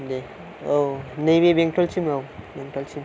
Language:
Bodo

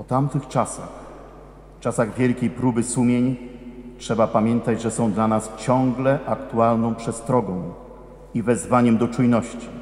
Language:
Polish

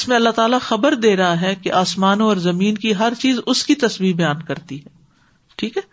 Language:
Urdu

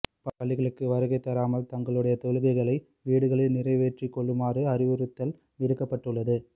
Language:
Tamil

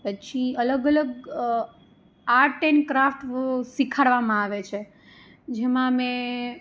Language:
Gujarati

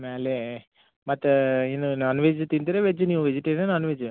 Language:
Kannada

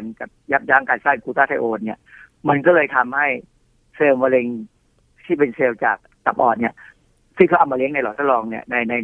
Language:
Thai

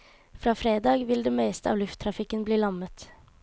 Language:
Norwegian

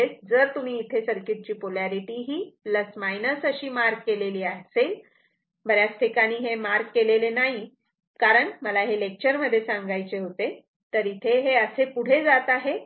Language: Marathi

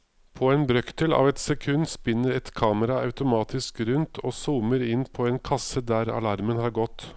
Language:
Norwegian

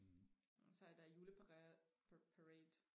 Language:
Danish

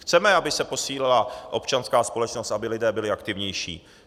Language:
Czech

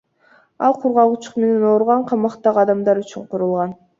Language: Kyrgyz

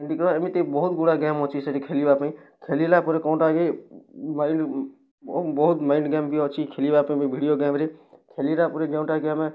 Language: Odia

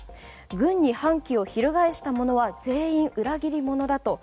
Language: Japanese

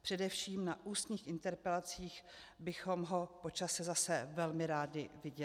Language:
Czech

